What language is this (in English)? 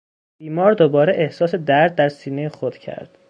Persian